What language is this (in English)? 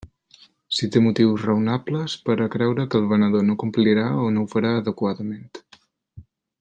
Catalan